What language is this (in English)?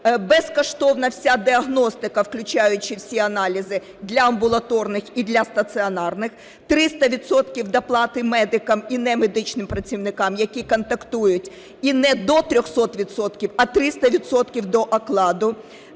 Ukrainian